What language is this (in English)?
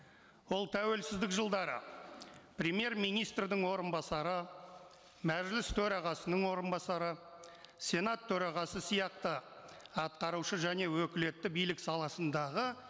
Kazakh